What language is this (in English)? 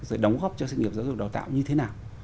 Vietnamese